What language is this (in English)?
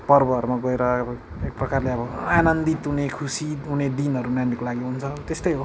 Nepali